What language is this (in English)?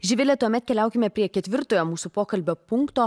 Lithuanian